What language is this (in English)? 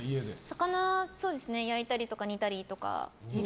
Japanese